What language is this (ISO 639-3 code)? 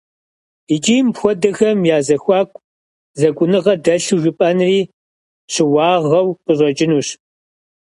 kbd